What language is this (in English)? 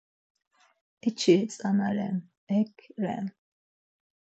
Laz